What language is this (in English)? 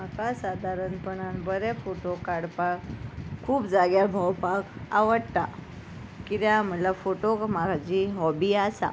Konkani